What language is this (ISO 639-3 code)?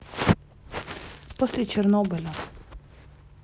rus